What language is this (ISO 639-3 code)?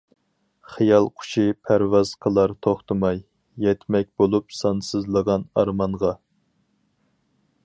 uig